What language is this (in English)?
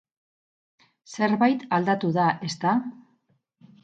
Basque